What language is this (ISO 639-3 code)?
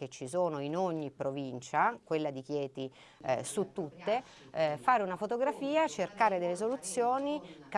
ita